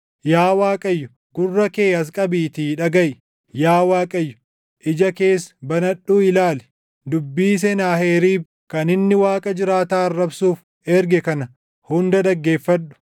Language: Oromo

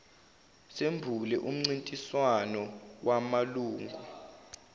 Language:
Zulu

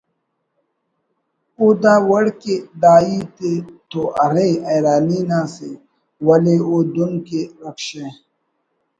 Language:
Brahui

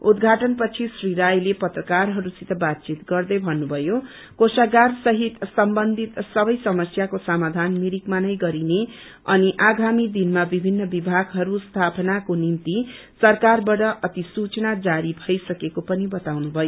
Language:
Nepali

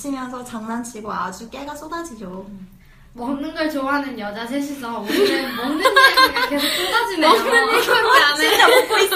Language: Korean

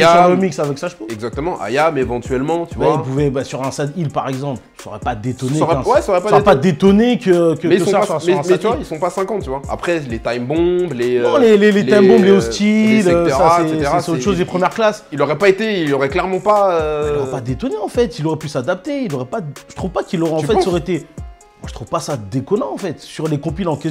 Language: French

